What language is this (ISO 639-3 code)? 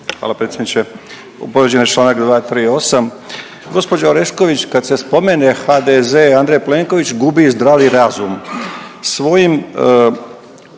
hrv